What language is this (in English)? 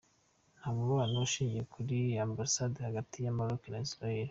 Kinyarwanda